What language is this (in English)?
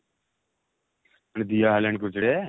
Odia